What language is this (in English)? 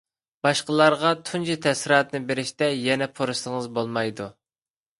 Uyghur